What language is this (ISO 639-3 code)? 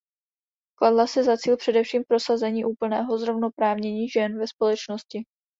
ces